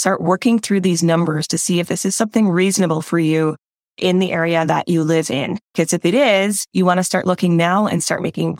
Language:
English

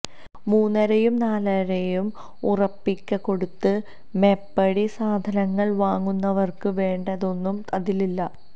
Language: Malayalam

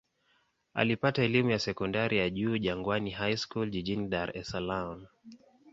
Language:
Swahili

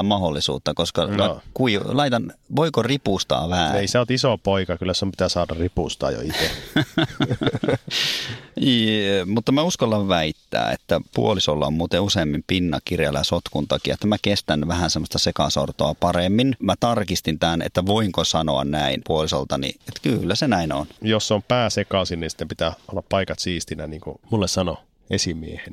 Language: Finnish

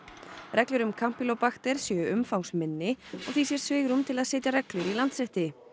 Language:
Icelandic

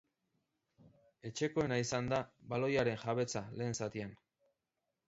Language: Basque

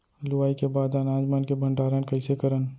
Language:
Chhattisgarhi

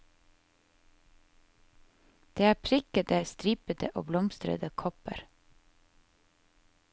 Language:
Norwegian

